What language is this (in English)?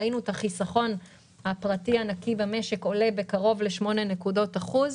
Hebrew